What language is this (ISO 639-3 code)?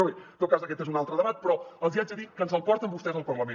cat